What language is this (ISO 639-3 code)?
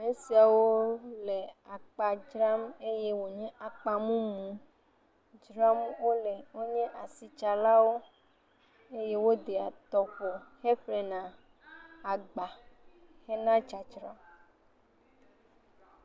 ewe